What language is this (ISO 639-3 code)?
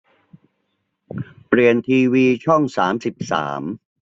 tha